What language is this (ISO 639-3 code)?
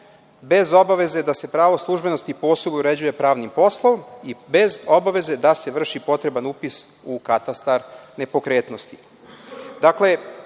srp